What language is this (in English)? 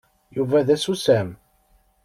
Kabyle